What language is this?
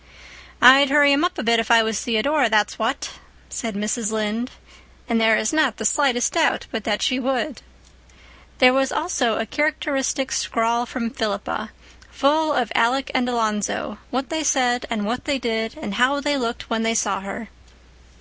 English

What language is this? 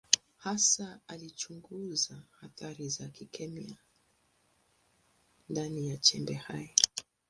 Swahili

